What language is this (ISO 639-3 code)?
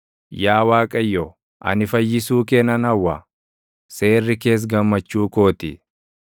orm